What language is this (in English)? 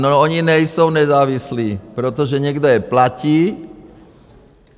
Czech